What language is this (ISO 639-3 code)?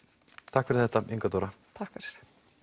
isl